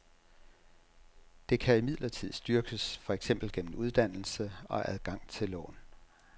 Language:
Danish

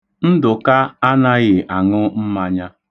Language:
Igbo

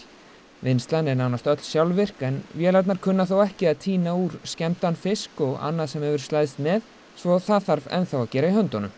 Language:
Icelandic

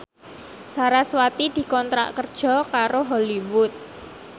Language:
Javanese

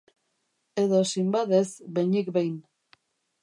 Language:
Basque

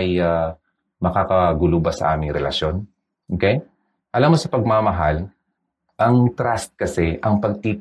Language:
Filipino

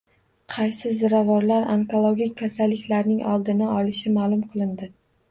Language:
Uzbek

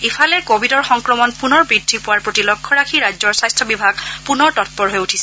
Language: Assamese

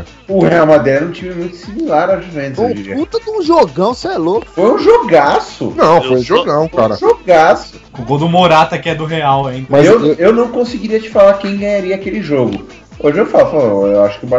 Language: Portuguese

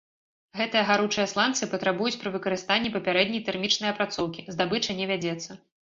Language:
Belarusian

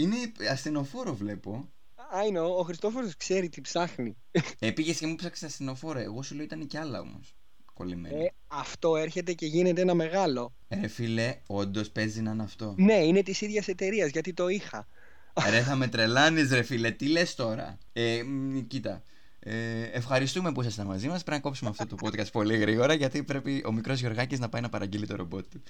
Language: Greek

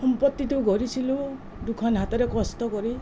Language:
Assamese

